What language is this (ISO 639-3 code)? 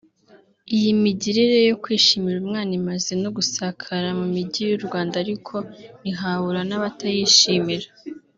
kin